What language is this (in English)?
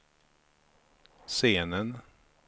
Swedish